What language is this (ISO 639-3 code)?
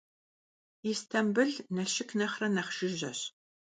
kbd